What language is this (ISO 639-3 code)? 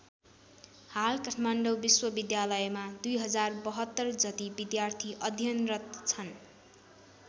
nep